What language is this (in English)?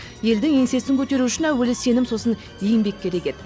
Kazakh